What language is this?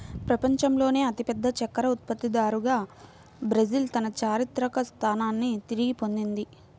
Telugu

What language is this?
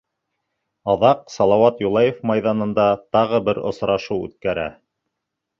Bashkir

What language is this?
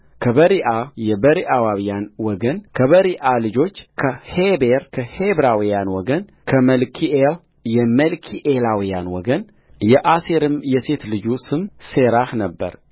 Amharic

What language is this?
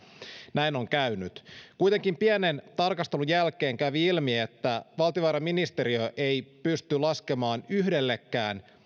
Finnish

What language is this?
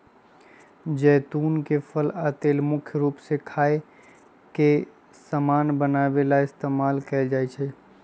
Magahi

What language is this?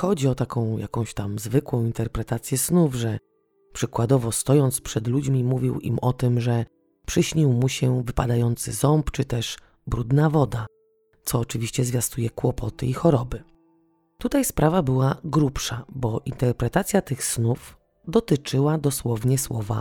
Polish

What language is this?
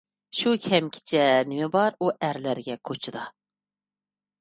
Uyghur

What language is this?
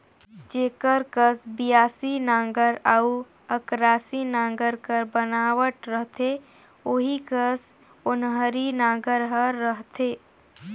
Chhattisgarhi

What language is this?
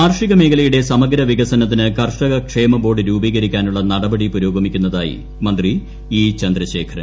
Malayalam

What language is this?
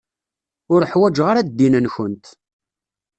Kabyle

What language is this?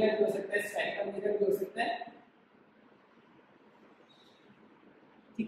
Hindi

